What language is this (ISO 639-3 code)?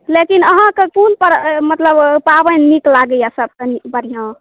mai